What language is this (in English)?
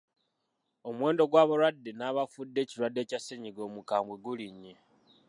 Ganda